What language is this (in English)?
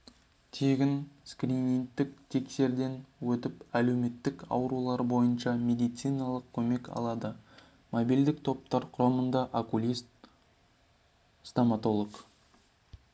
Kazakh